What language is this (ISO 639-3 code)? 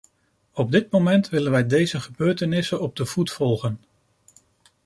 nld